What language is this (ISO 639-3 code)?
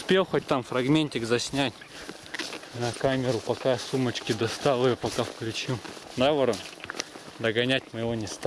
rus